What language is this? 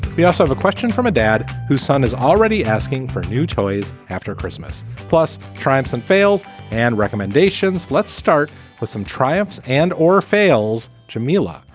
English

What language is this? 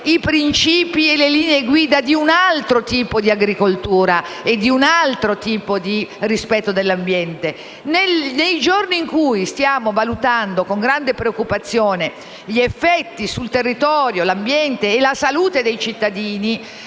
Italian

